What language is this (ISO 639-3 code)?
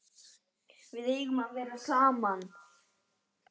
isl